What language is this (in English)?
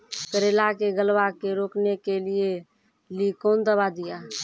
Maithili